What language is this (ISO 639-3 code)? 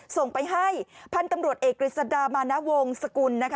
tha